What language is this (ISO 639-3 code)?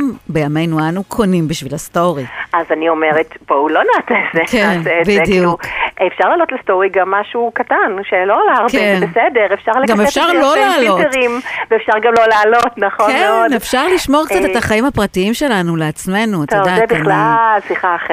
heb